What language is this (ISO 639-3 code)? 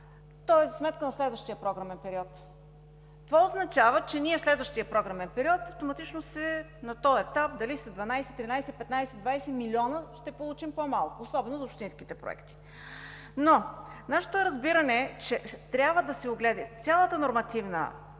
bul